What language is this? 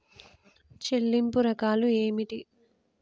Telugu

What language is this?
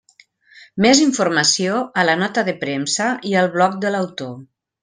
Catalan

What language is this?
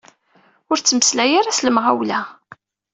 Kabyle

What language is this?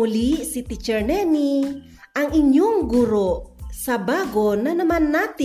Filipino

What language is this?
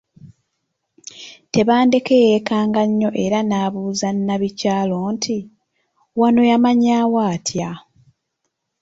Ganda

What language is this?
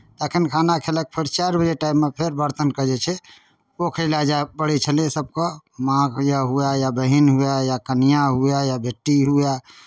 Maithili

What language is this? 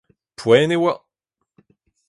Breton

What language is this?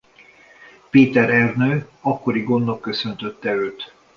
Hungarian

